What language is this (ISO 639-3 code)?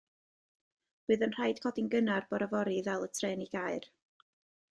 cym